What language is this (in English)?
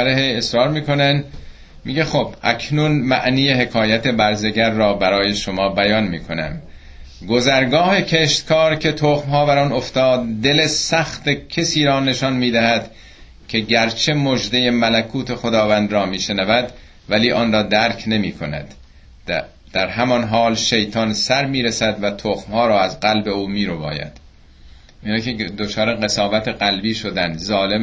Persian